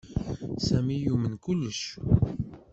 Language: Kabyle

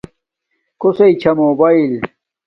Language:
Domaaki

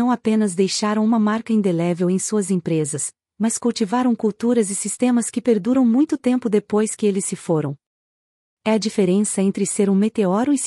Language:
Portuguese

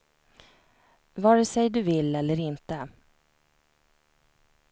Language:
Swedish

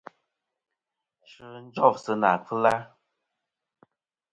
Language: Kom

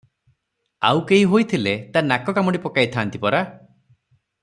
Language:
Odia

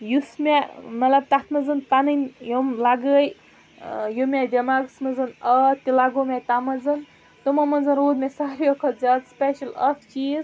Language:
Kashmiri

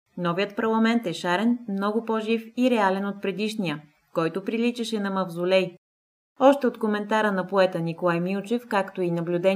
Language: Bulgarian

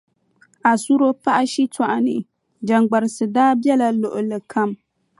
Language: Dagbani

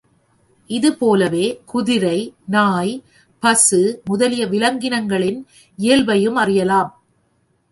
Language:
Tamil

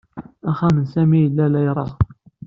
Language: Kabyle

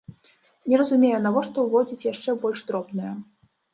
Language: Belarusian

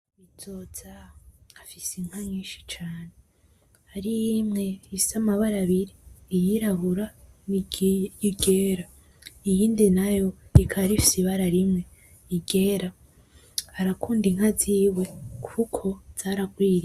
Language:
Rundi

